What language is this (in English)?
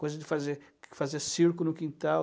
Portuguese